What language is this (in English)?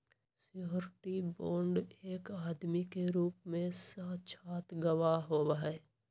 Magahi